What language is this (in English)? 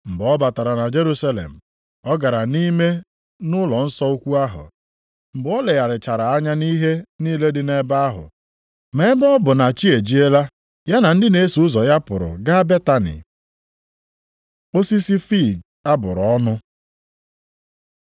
Igbo